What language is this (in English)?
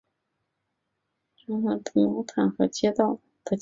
Chinese